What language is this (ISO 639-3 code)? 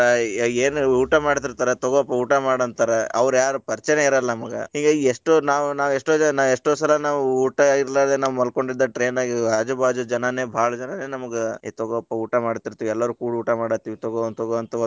kan